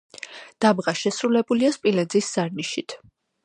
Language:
Georgian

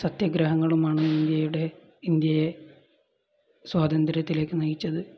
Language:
Malayalam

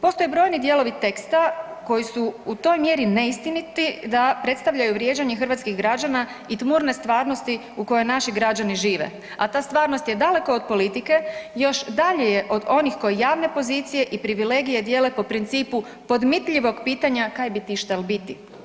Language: Croatian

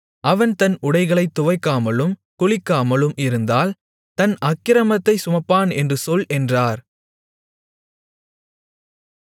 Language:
Tamil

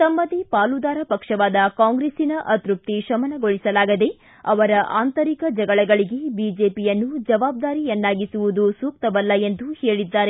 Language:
Kannada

